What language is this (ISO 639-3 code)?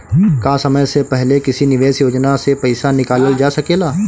bho